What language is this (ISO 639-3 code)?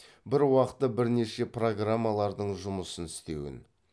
kaz